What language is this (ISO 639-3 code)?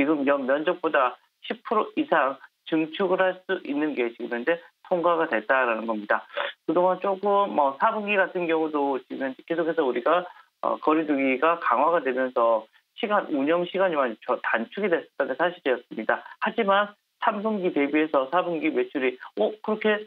kor